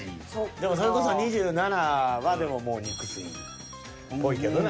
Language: Japanese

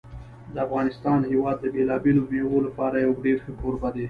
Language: Pashto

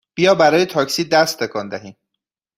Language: Persian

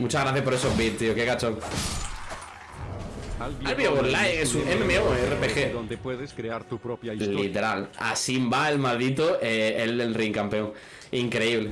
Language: Spanish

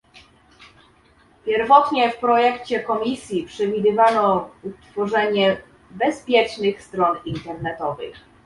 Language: Polish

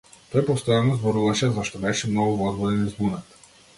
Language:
Macedonian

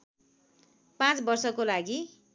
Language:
Nepali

